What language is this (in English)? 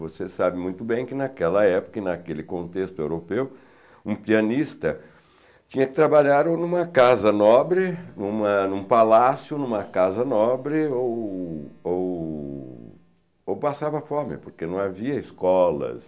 Portuguese